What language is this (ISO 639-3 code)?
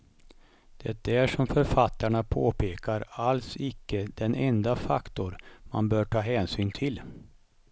swe